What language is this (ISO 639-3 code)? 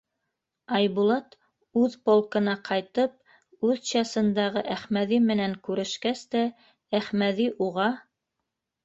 bak